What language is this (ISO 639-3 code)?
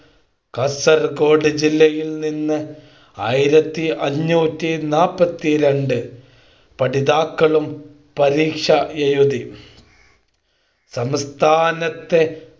mal